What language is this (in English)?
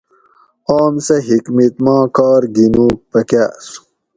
Gawri